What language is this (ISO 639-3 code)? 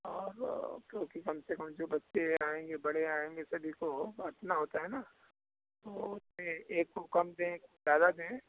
hin